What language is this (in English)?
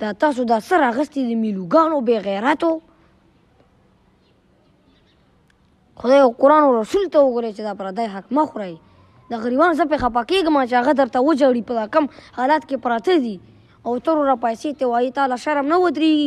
Romanian